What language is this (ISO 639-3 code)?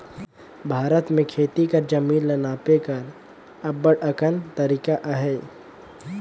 hne